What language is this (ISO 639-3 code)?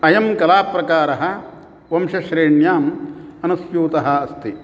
san